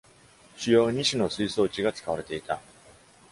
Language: Japanese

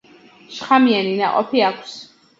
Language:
Georgian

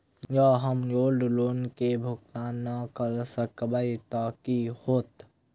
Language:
Maithili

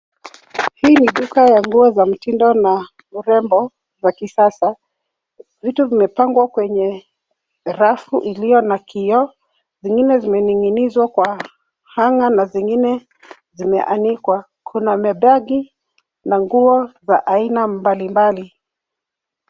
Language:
Swahili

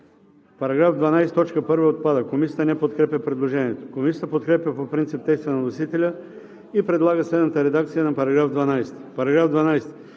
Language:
Bulgarian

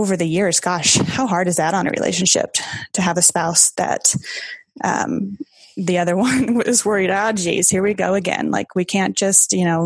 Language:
English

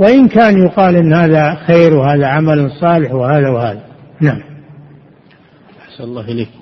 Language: Arabic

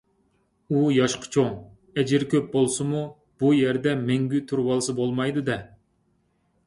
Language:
Uyghur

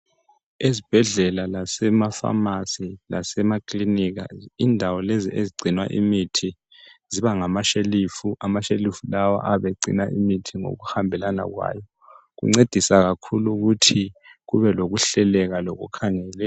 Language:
North Ndebele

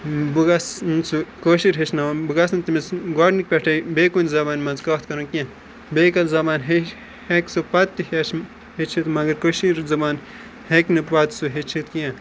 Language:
Kashmiri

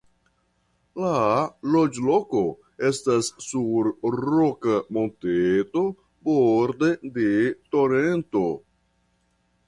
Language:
Esperanto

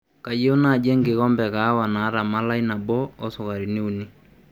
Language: Masai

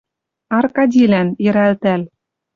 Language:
Western Mari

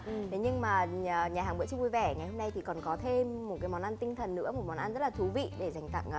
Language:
Vietnamese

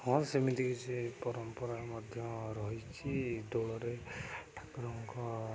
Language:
Odia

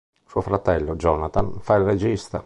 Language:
Italian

